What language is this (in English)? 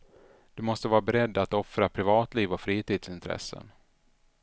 Swedish